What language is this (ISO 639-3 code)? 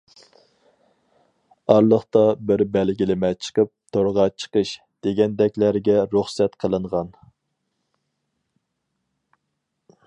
uig